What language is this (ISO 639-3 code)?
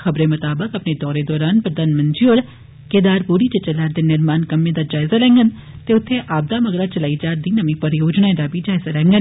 doi